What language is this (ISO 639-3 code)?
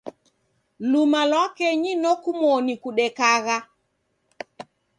dav